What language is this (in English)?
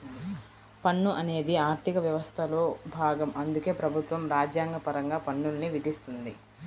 Telugu